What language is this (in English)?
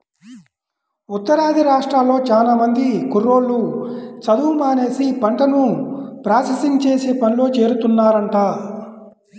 Telugu